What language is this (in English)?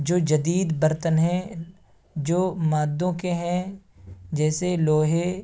Urdu